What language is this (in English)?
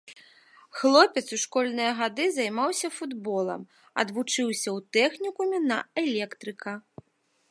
Belarusian